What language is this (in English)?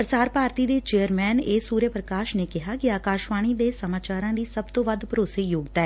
Punjabi